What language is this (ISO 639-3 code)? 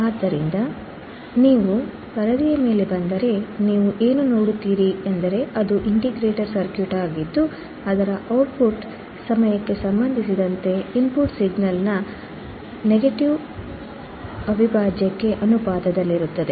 kan